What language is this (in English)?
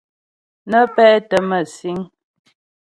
Ghomala